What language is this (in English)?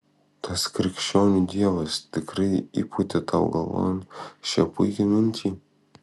Lithuanian